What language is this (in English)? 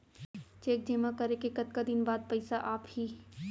Chhattisgarhi